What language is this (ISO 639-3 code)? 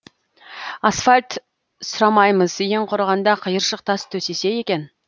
kaz